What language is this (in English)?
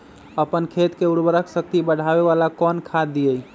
Magahi